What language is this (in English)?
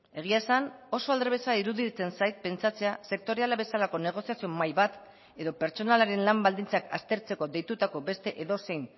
Basque